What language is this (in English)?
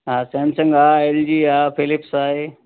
Sindhi